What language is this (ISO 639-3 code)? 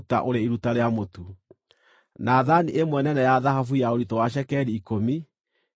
kik